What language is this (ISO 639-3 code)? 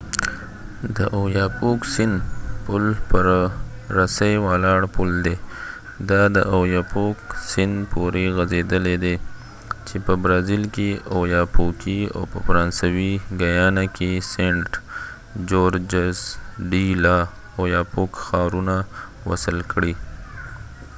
pus